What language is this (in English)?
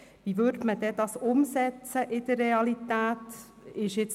Swiss German